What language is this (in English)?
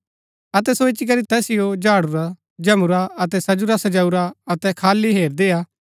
Gaddi